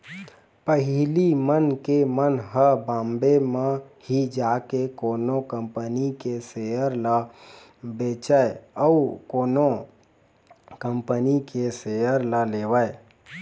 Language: Chhattisgarhi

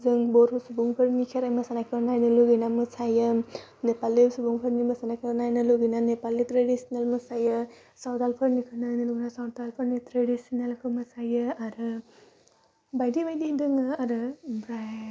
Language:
Bodo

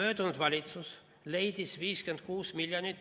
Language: Estonian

